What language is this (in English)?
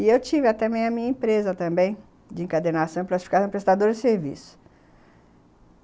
Portuguese